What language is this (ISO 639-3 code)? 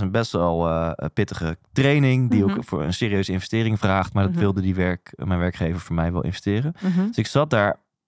nld